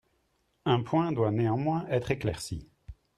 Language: French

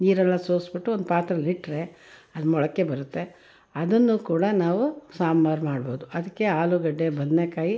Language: Kannada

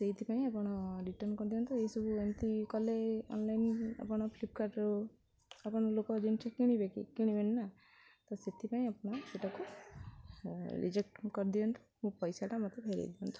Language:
Odia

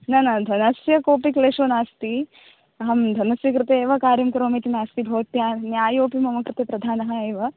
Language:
Sanskrit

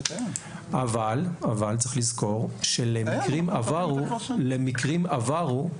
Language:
Hebrew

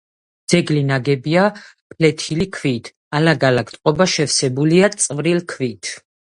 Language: Georgian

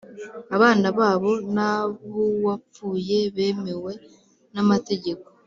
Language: Kinyarwanda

